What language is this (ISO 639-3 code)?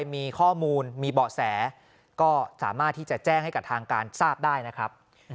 tha